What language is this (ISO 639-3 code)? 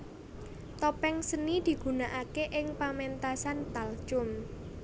jav